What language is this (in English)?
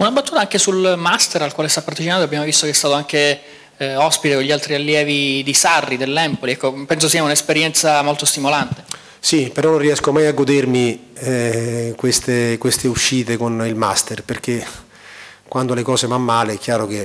Italian